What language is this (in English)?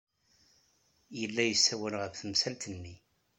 Kabyle